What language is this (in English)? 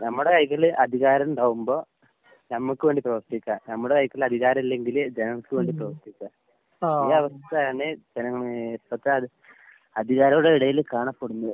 Malayalam